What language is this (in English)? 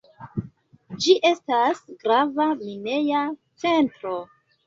Esperanto